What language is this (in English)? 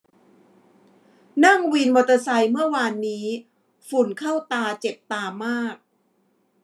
Thai